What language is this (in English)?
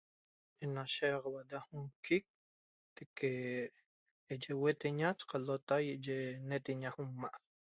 Toba